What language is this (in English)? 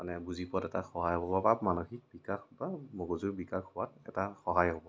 Assamese